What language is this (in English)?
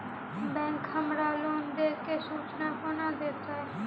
Maithili